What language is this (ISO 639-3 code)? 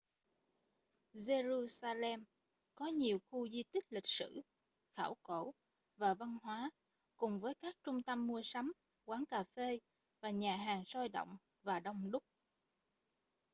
vie